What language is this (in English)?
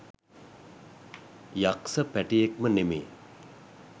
Sinhala